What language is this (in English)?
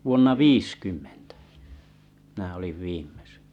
Finnish